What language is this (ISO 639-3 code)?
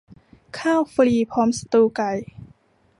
tha